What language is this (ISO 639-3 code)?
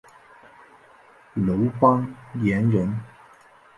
zho